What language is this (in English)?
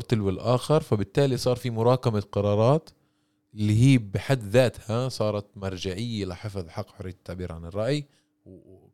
Arabic